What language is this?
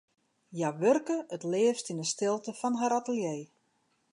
Western Frisian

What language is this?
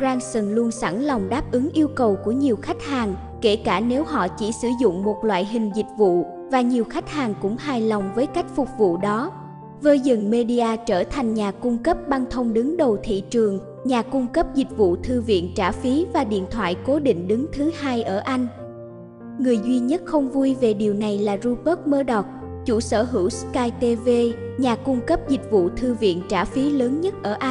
Vietnamese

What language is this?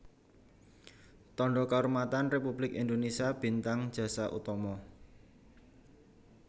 Javanese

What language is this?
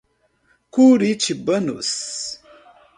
Portuguese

